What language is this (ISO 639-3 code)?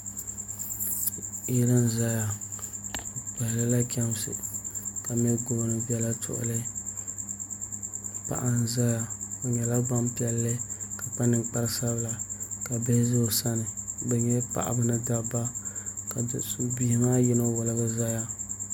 dag